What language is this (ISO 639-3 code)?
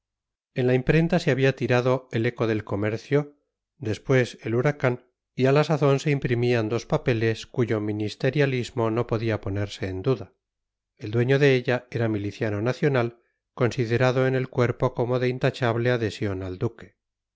spa